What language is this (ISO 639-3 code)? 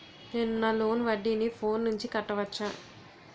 tel